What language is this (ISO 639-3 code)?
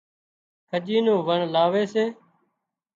kxp